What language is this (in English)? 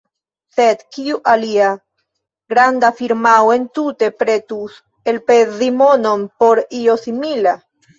Esperanto